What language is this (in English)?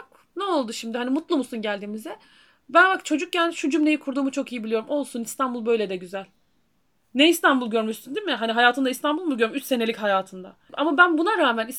Turkish